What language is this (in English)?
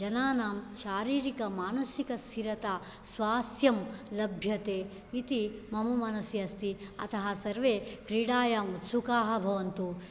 Sanskrit